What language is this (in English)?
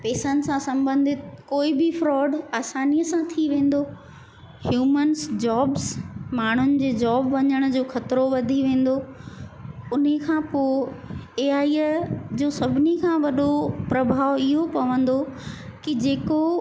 Sindhi